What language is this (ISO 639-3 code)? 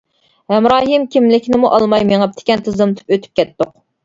uig